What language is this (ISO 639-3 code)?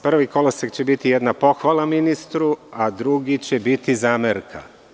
srp